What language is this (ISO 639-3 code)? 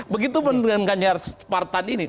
ind